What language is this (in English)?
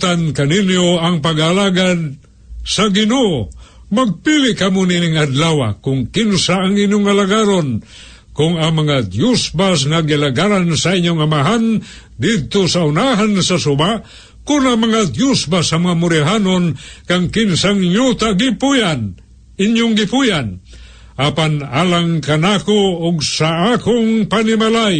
Filipino